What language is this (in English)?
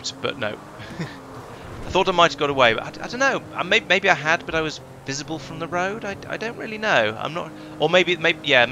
English